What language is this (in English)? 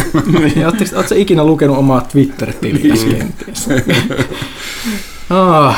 Finnish